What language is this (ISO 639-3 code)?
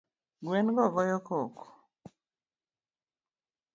luo